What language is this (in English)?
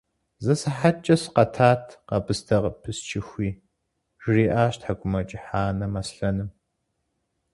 Kabardian